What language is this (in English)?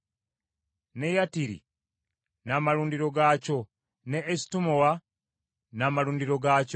Ganda